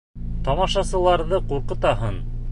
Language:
Bashkir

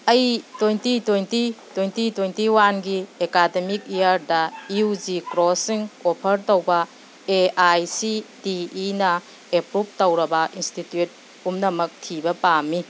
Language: Manipuri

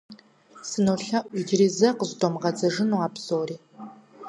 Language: Kabardian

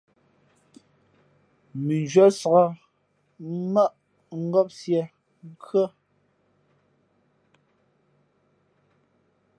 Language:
Fe'fe'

